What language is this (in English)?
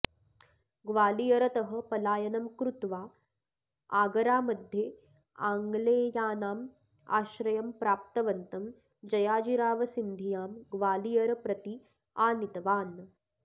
Sanskrit